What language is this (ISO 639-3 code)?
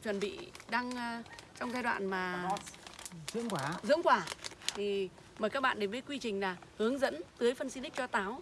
vie